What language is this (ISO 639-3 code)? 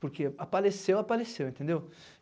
por